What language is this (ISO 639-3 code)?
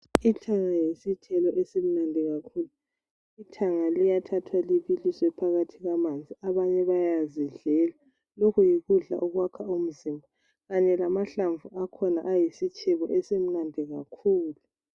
nde